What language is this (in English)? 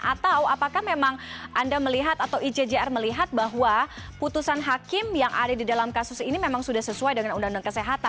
Indonesian